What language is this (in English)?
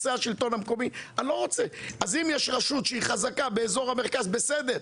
Hebrew